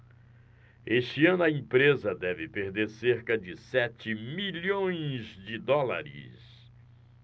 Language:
Portuguese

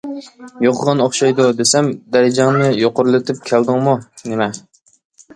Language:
Uyghur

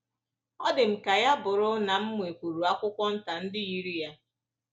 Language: Igbo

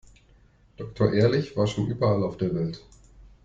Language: German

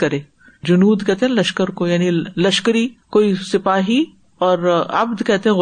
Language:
Urdu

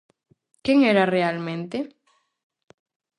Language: Galician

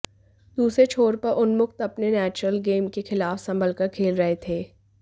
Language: Hindi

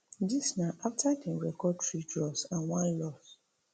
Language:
Nigerian Pidgin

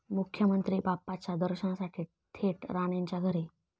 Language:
Marathi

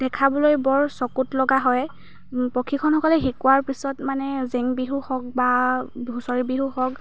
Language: Assamese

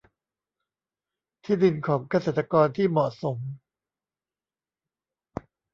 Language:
Thai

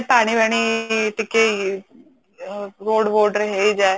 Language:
Odia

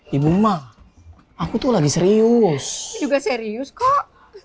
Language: Indonesian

